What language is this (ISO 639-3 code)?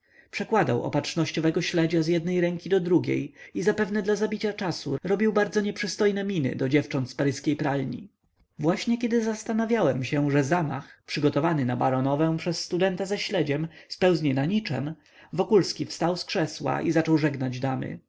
pol